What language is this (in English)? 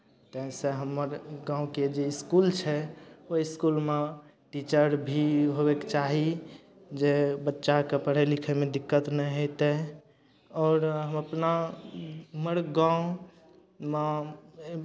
Maithili